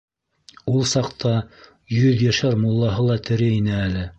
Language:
Bashkir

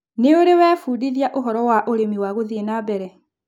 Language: Kikuyu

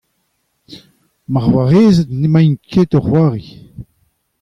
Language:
Breton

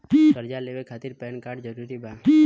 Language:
Bhojpuri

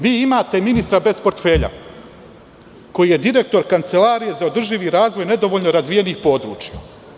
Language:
Serbian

